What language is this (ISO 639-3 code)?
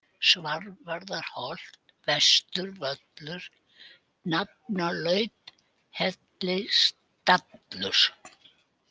isl